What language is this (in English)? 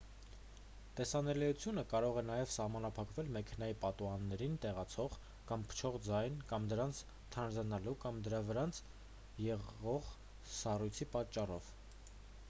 Armenian